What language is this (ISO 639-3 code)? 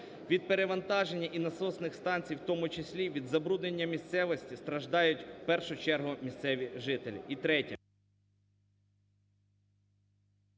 ukr